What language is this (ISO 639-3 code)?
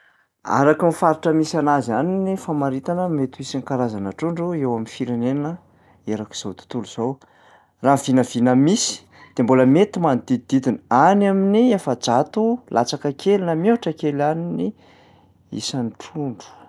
mlg